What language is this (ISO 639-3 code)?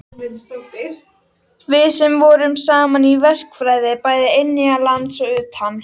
isl